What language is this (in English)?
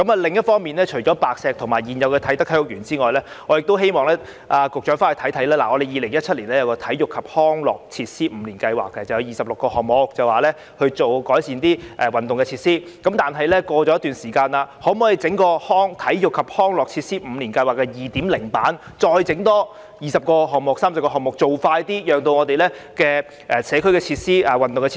Cantonese